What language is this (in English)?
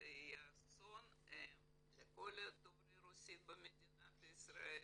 Hebrew